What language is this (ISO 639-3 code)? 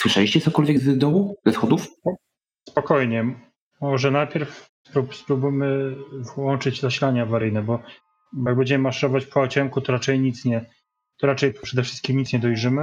pol